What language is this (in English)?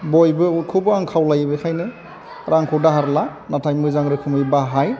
Bodo